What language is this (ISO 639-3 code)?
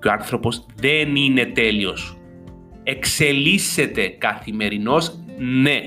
ell